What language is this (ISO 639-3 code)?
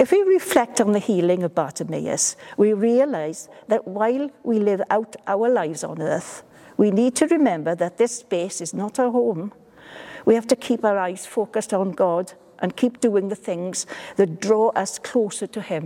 eng